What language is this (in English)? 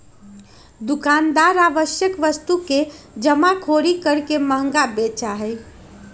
Magahi